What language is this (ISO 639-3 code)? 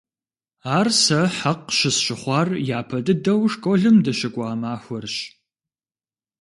kbd